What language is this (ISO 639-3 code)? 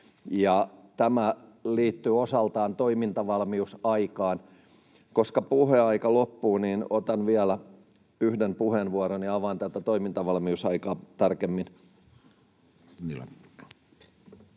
fin